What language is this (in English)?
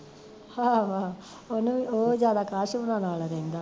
Punjabi